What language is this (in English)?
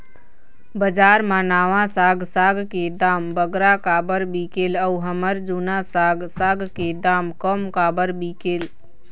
Chhattisgarhi